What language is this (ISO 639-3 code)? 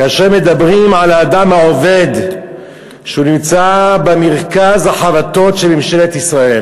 heb